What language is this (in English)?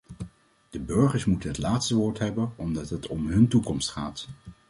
Dutch